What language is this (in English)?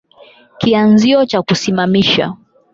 Swahili